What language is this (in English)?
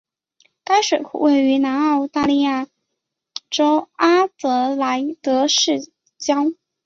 Chinese